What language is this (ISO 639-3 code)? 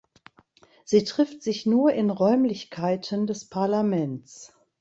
deu